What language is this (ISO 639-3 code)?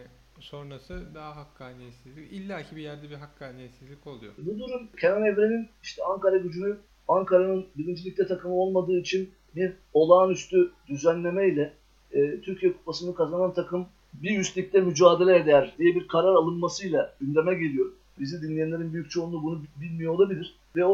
tur